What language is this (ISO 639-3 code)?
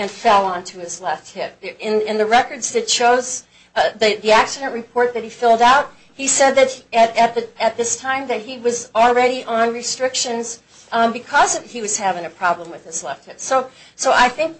eng